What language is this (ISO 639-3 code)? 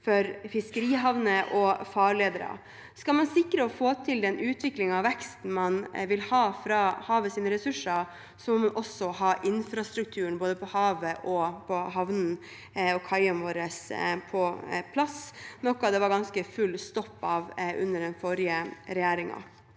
nor